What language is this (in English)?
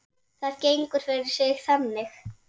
Icelandic